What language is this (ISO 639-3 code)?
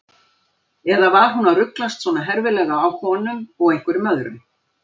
isl